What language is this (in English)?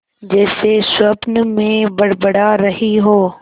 Hindi